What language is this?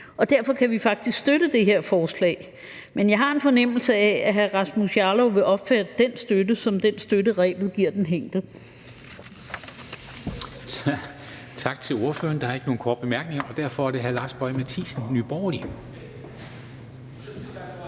Danish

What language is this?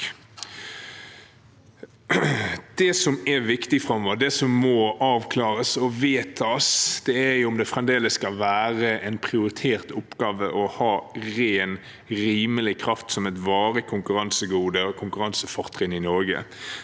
Norwegian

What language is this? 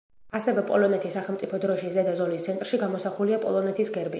Georgian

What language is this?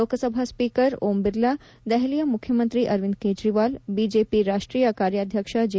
Kannada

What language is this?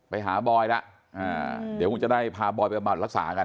Thai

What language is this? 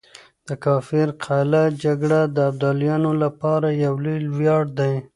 Pashto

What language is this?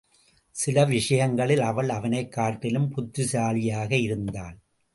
Tamil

